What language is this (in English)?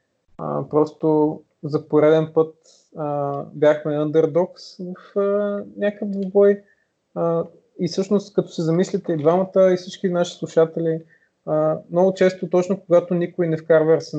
Bulgarian